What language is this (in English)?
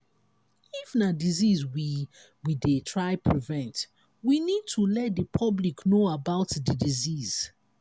Nigerian Pidgin